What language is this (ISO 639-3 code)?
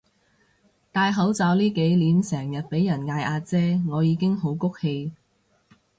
yue